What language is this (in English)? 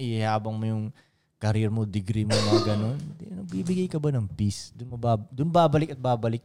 Filipino